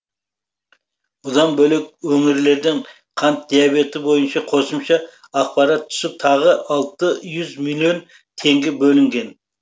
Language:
Kazakh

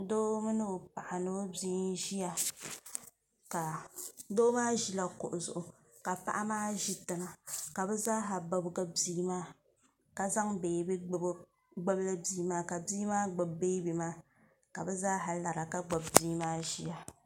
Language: Dagbani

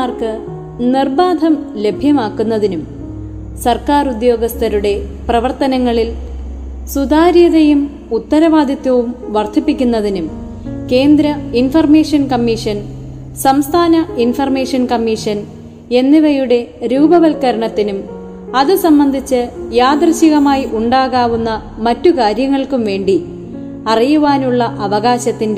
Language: Malayalam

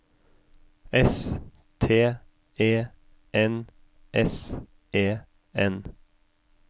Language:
Norwegian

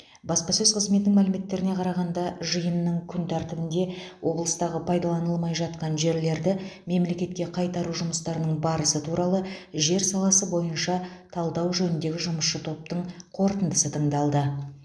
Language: Kazakh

